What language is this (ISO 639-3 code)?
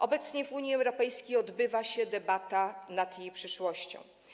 pol